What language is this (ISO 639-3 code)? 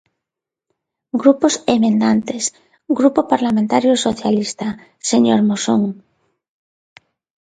glg